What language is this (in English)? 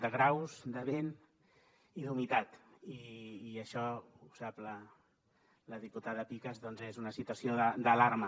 Catalan